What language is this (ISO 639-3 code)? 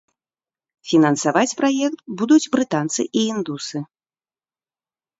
bel